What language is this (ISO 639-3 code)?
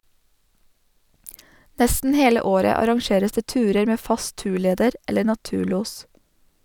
nor